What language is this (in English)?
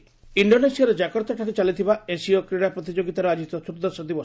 Odia